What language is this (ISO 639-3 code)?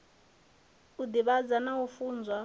ven